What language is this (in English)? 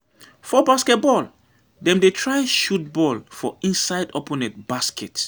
Nigerian Pidgin